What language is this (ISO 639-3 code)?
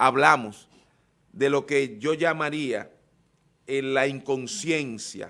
spa